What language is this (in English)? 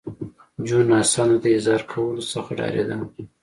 Pashto